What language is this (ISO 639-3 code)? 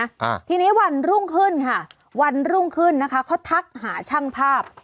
tha